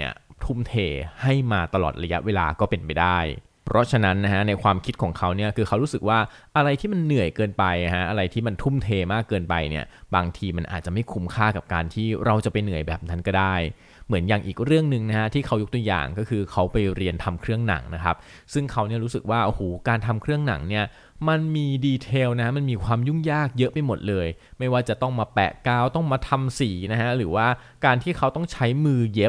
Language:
Thai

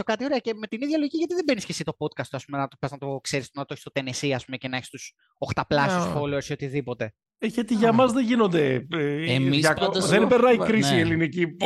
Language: Greek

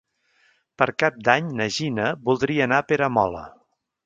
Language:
Catalan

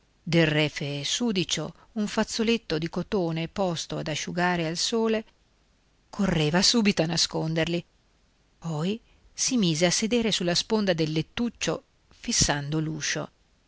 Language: Italian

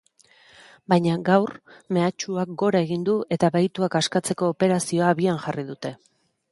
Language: Basque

